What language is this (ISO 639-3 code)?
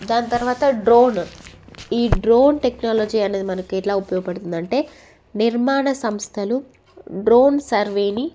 tel